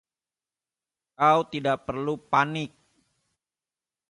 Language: Indonesian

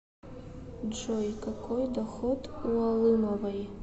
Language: Russian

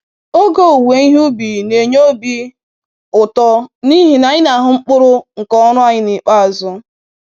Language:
Igbo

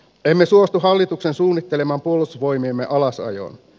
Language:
Finnish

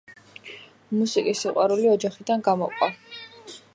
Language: Georgian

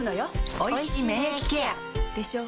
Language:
Japanese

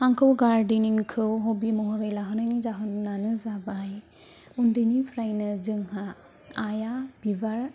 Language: Bodo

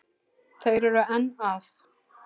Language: Icelandic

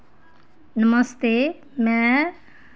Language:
Dogri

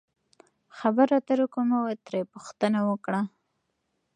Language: Pashto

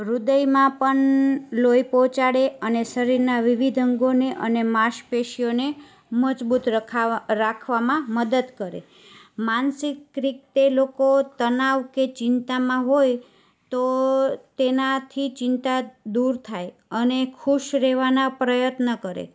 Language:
Gujarati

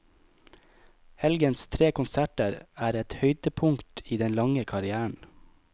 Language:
Norwegian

